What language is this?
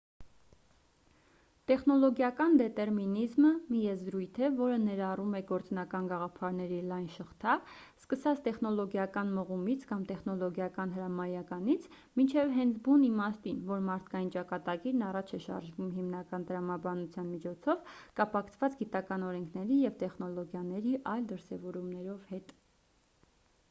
Armenian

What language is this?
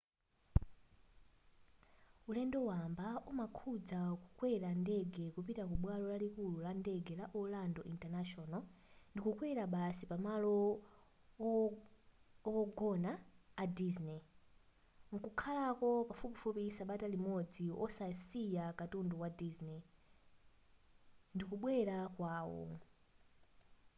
Nyanja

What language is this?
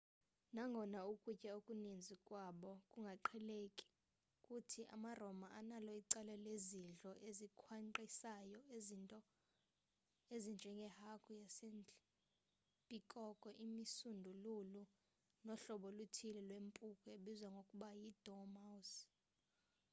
Xhosa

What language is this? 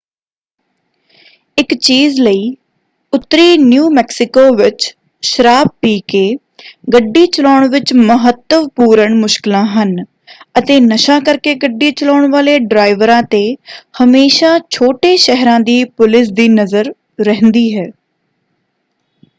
Punjabi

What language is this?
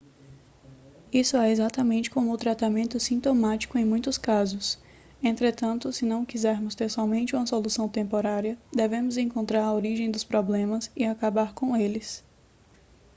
Portuguese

